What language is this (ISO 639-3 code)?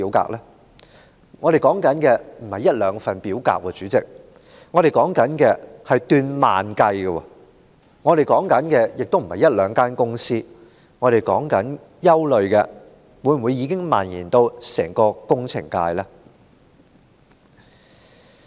yue